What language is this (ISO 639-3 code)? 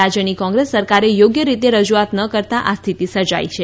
guj